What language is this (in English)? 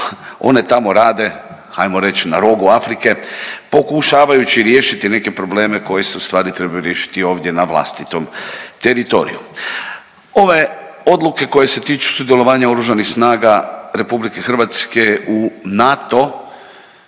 Croatian